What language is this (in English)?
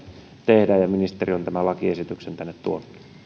Finnish